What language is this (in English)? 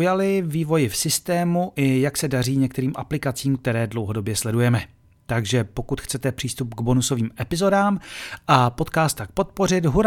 Czech